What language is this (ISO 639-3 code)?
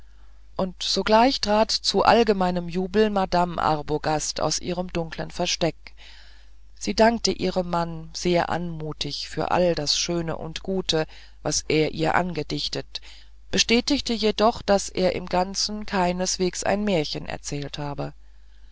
deu